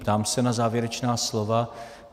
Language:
Czech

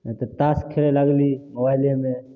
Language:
Maithili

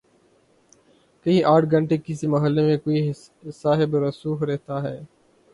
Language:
Urdu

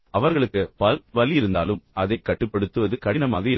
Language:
Tamil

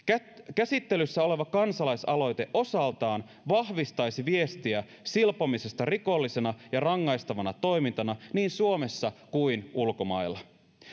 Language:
Finnish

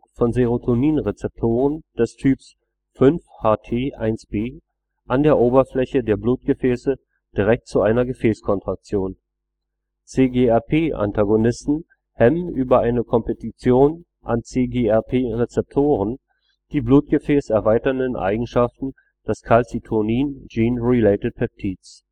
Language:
German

